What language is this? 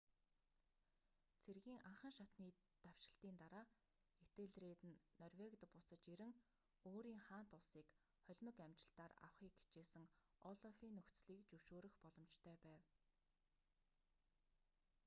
Mongolian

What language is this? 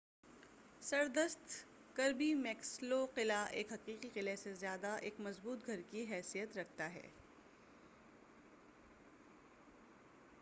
Urdu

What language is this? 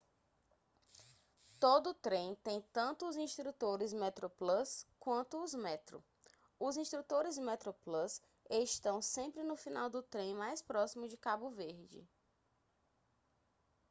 Portuguese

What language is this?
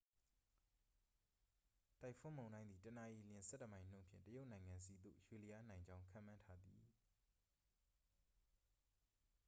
Burmese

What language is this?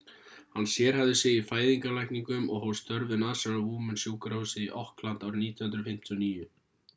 Icelandic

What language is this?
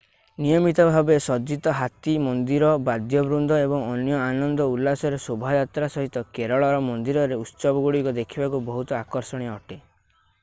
Odia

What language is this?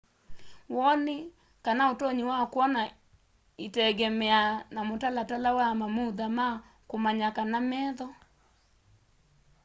Kamba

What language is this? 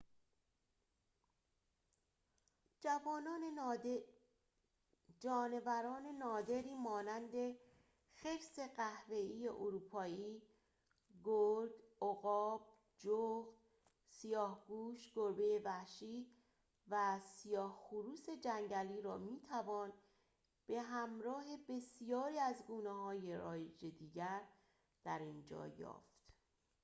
Persian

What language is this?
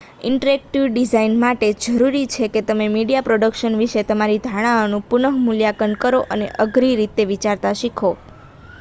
Gujarati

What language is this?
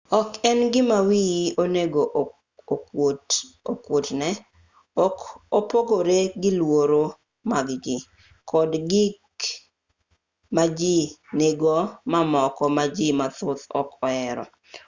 Luo (Kenya and Tanzania)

